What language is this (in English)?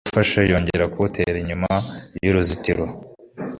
Kinyarwanda